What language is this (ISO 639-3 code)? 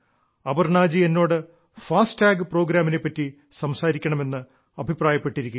mal